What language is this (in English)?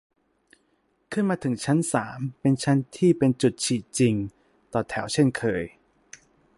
Thai